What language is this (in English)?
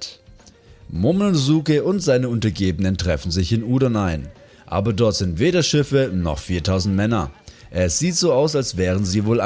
German